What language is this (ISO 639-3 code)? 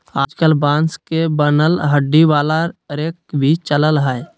mag